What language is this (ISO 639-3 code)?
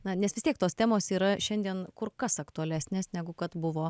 lit